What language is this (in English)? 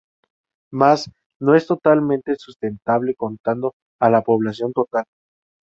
Spanish